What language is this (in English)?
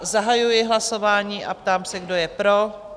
Czech